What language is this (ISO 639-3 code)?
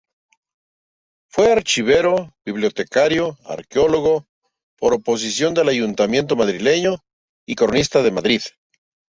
spa